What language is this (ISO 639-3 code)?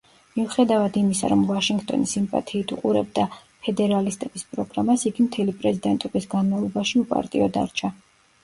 kat